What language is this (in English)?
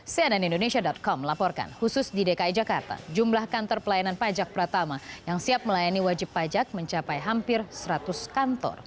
Indonesian